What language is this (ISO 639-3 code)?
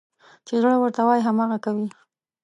pus